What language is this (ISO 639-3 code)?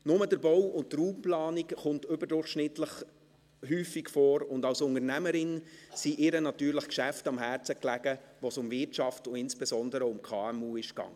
gsw